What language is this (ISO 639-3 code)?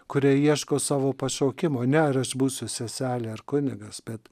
lit